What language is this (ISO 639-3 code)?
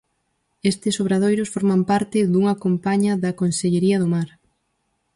glg